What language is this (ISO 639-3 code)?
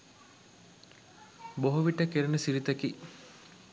sin